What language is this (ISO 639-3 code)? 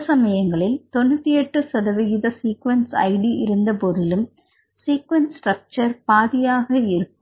tam